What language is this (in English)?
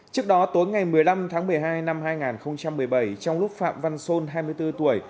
Vietnamese